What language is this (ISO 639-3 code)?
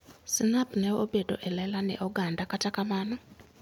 luo